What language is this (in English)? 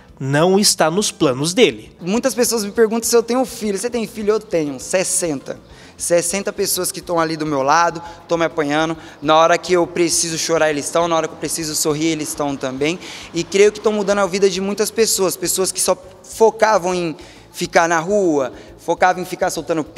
Portuguese